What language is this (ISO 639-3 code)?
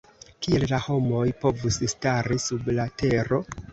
epo